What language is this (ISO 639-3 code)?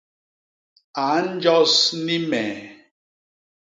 bas